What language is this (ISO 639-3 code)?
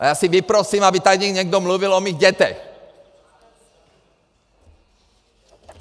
ces